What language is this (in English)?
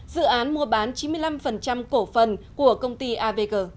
Vietnamese